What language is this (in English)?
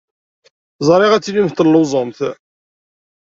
Kabyle